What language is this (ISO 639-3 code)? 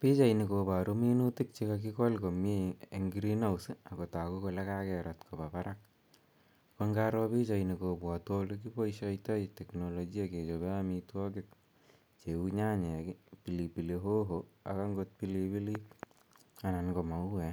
kln